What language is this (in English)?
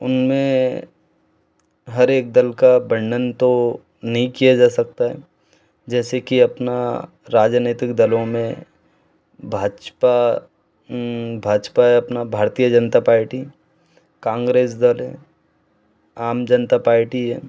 Hindi